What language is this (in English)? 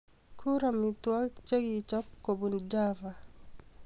Kalenjin